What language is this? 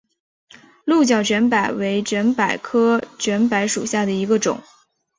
Chinese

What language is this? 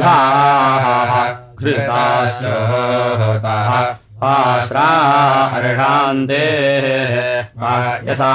Russian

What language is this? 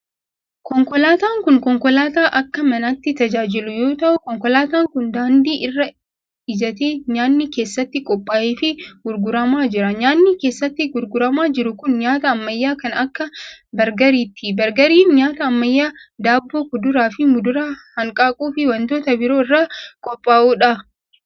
Oromo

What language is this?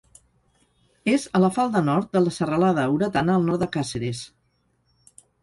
Catalan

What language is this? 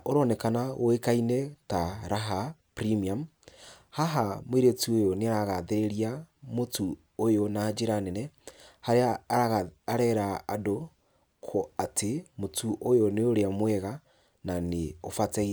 Kikuyu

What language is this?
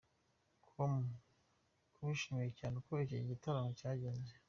Kinyarwanda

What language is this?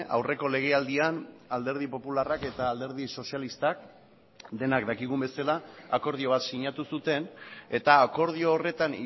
Basque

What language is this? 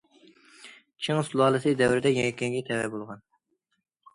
Uyghur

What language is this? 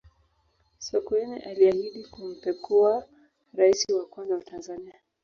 Swahili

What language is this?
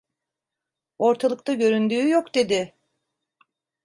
Turkish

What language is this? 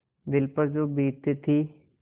Hindi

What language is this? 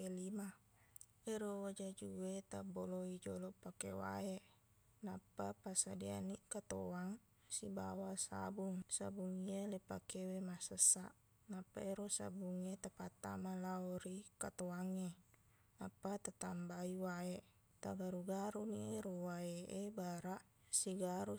Buginese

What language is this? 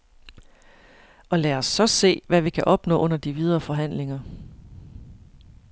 Danish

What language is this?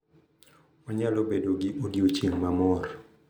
Luo (Kenya and Tanzania)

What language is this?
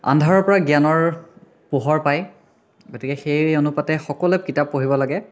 Assamese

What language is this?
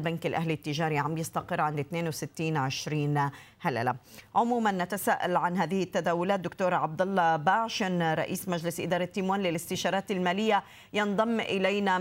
Arabic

